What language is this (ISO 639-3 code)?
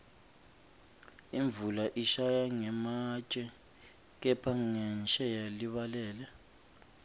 ssw